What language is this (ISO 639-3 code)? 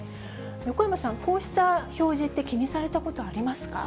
jpn